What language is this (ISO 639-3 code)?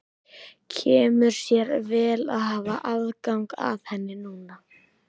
isl